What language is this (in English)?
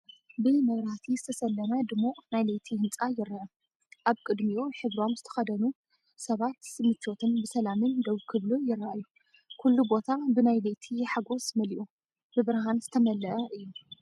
Tigrinya